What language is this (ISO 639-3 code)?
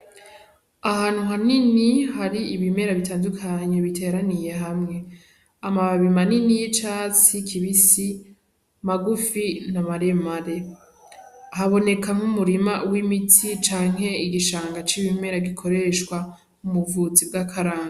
run